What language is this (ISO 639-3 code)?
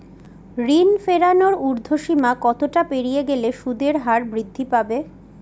ben